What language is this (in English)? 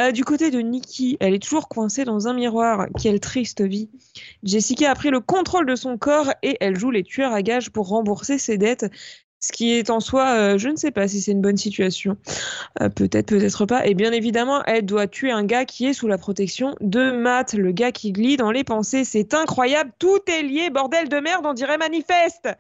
French